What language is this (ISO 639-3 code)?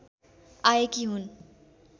nep